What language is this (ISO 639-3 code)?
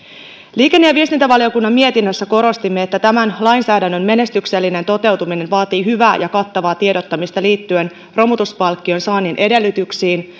fin